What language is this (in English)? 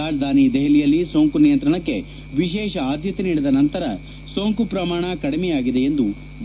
Kannada